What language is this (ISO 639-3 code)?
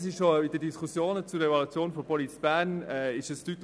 gsw